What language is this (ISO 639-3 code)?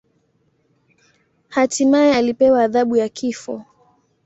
swa